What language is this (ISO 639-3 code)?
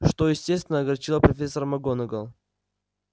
rus